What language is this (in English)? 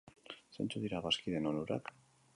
Basque